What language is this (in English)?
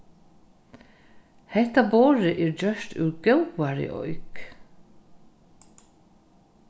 Faroese